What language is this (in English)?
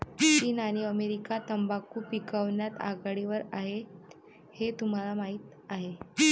Marathi